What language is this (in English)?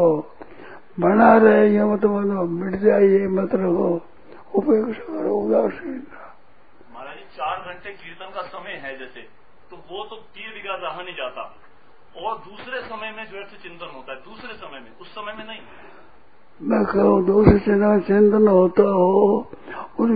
Hindi